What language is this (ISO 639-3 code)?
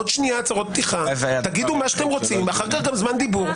heb